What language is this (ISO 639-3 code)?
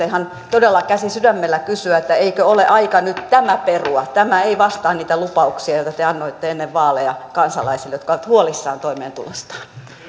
fin